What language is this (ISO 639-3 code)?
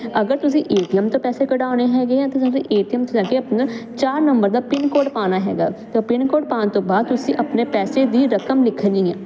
pan